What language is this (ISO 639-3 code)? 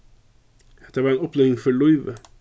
fao